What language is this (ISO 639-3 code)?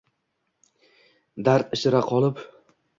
uzb